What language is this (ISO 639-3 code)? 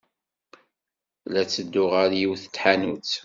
kab